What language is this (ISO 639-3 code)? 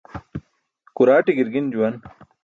bsk